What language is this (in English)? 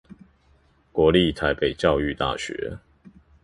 Chinese